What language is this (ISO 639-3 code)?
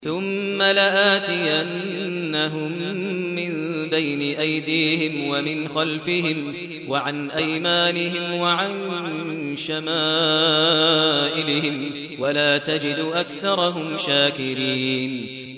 ara